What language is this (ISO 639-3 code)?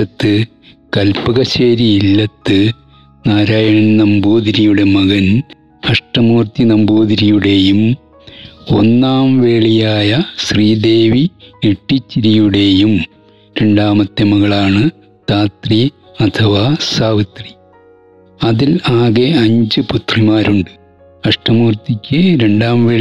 mal